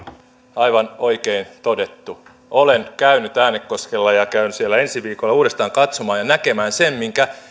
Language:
Finnish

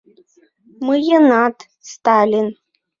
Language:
Mari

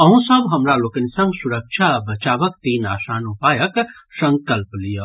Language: Maithili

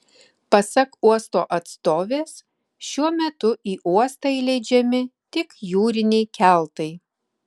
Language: Lithuanian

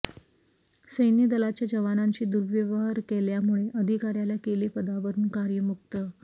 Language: Marathi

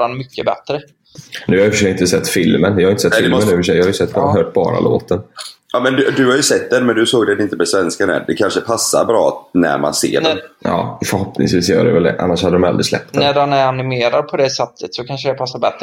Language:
Swedish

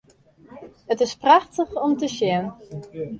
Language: Western Frisian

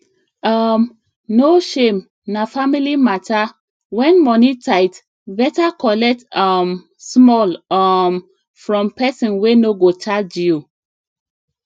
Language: Nigerian Pidgin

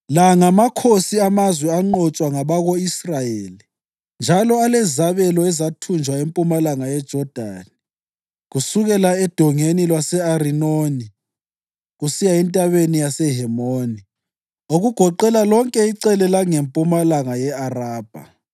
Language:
North Ndebele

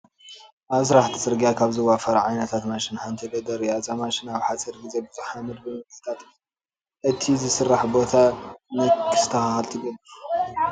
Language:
Tigrinya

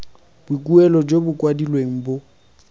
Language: Tswana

